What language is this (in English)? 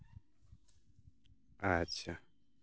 Santali